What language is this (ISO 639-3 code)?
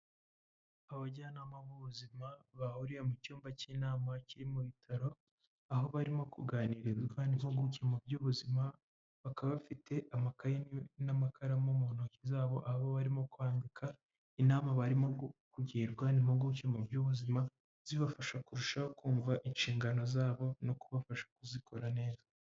kin